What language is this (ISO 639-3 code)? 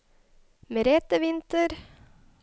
nor